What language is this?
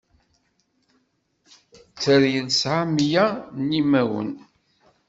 Kabyle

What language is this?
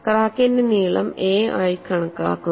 Malayalam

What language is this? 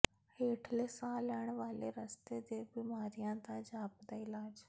Punjabi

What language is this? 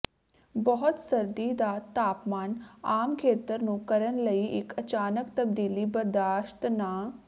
Punjabi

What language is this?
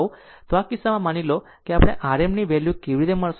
Gujarati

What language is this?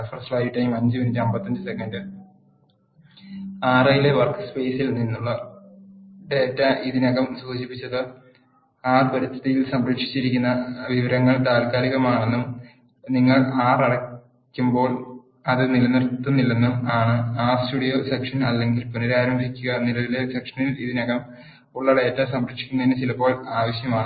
Malayalam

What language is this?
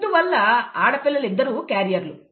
Telugu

